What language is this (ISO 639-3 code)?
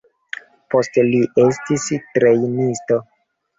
epo